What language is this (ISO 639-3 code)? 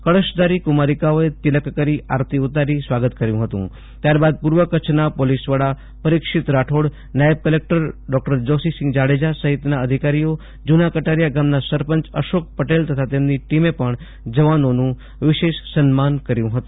guj